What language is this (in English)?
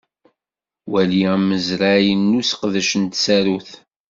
Kabyle